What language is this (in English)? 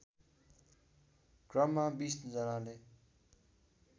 Nepali